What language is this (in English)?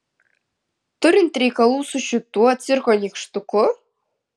Lithuanian